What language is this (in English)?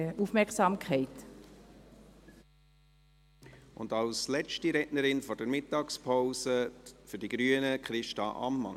Swiss German